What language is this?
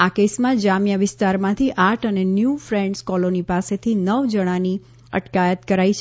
Gujarati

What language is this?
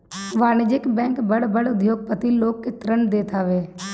Bhojpuri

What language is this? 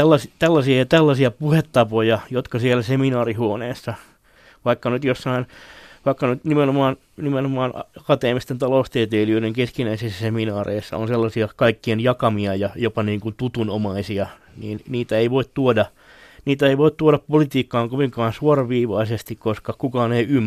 Finnish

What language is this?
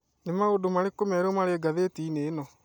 Kikuyu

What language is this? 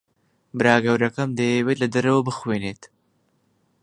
Central Kurdish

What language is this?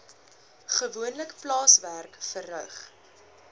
Afrikaans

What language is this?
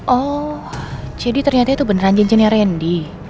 Indonesian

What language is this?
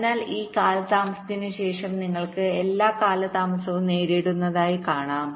Malayalam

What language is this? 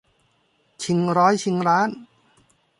Thai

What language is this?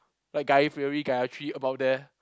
English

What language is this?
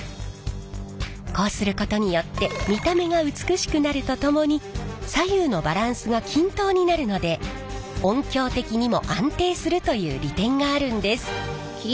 Japanese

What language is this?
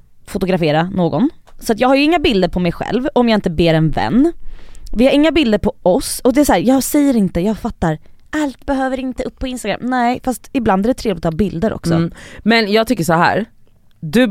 Swedish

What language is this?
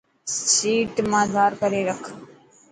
Dhatki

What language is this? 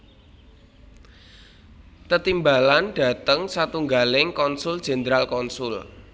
Javanese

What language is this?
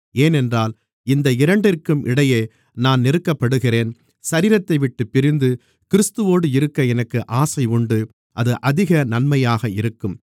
Tamil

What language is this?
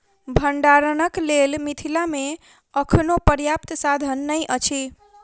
Maithili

